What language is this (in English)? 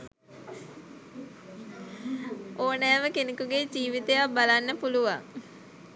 Sinhala